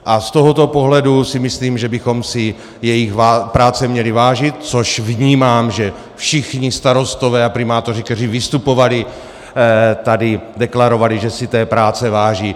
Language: Czech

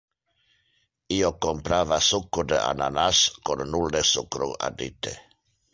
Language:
Interlingua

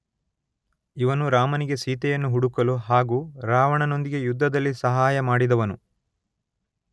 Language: Kannada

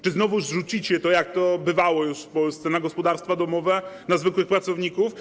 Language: Polish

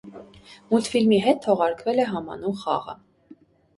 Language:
Armenian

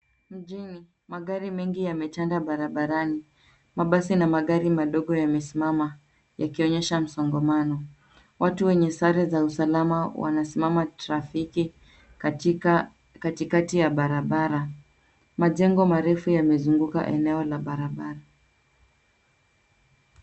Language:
Swahili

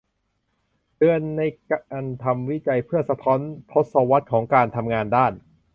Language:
Thai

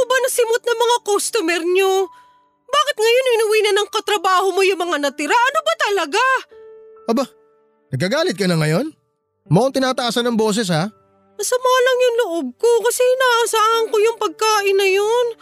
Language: Filipino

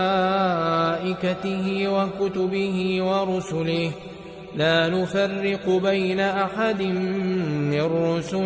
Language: Arabic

